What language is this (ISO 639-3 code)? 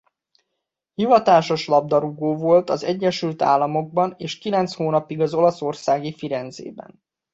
hun